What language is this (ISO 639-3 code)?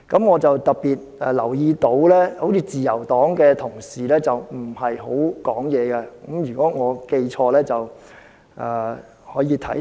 yue